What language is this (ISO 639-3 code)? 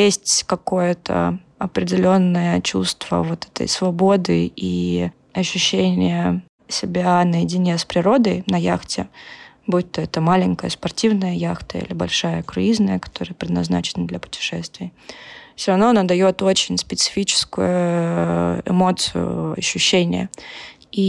rus